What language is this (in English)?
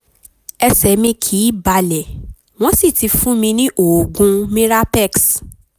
Yoruba